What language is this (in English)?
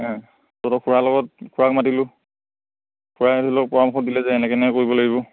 Assamese